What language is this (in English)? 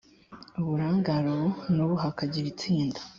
Kinyarwanda